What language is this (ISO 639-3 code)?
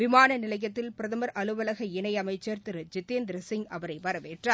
tam